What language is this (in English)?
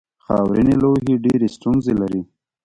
Pashto